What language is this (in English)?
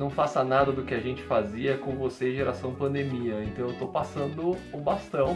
Portuguese